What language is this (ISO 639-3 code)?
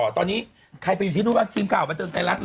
tha